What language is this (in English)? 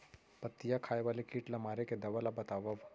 Chhattisgarhi